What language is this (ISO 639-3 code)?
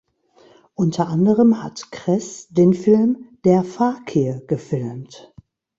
deu